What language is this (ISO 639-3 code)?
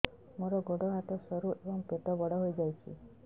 ori